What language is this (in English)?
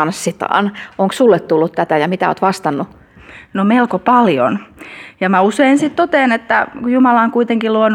Finnish